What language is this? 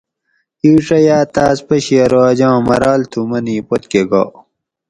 Gawri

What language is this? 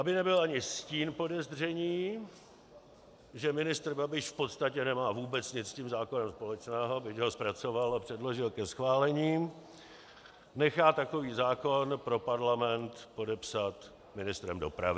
Czech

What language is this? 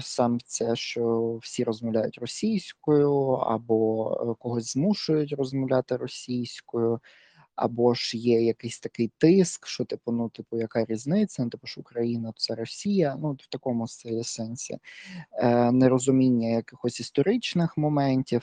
Ukrainian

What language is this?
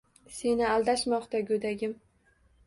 Uzbek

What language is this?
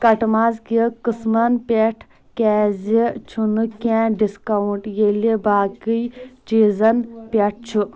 Kashmiri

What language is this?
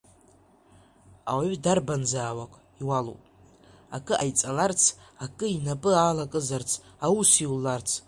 Abkhazian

